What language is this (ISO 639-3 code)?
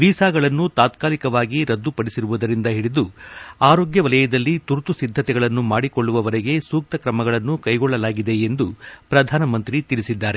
kan